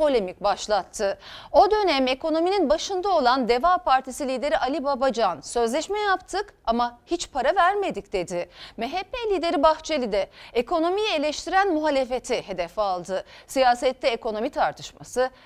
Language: Turkish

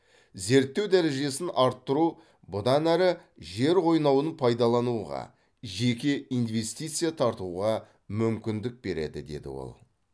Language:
Kazakh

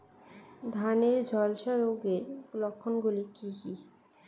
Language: Bangla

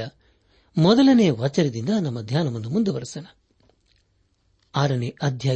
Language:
Kannada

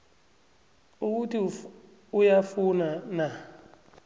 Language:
South Ndebele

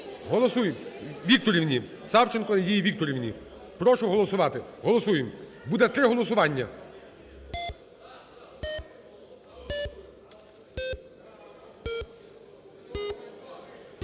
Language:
Ukrainian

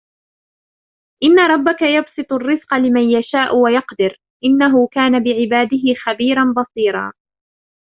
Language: Arabic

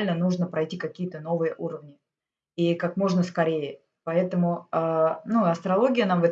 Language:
Russian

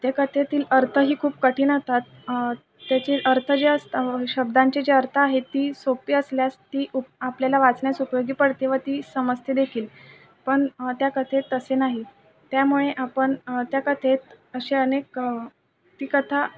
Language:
Marathi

